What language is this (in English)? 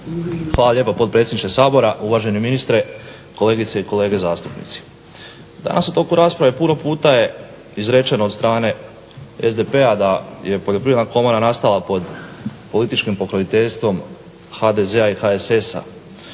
Croatian